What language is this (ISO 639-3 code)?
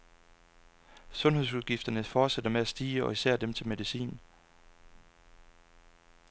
dan